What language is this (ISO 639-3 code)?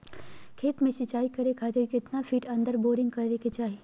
mag